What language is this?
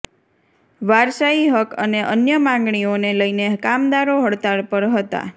Gujarati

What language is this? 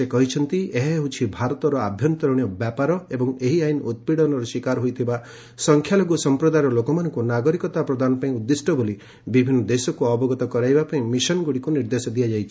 Odia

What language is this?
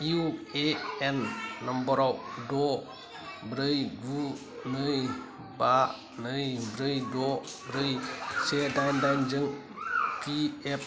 Bodo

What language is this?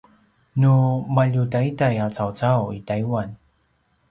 Paiwan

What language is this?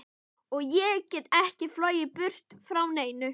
Icelandic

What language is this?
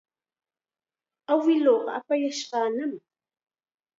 Chiquián Ancash Quechua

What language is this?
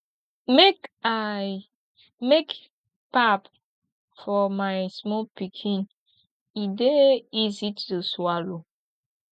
Nigerian Pidgin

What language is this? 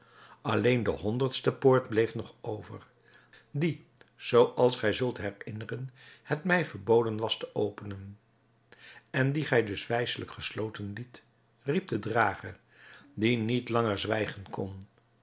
Dutch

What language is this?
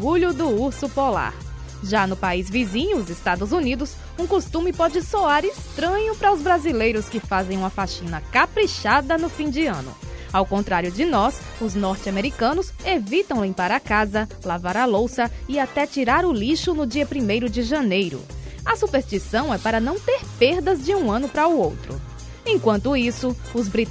Portuguese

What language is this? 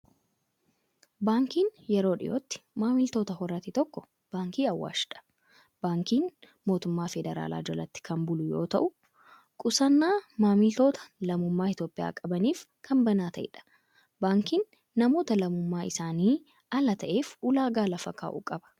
Oromo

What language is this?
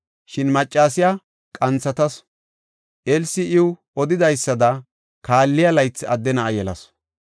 Gofa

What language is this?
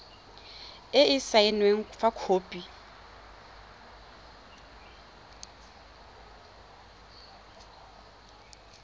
Tswana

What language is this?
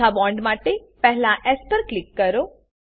Gujarati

